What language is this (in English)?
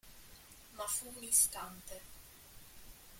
Italian